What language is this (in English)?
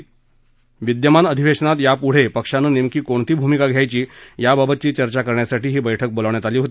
Marathi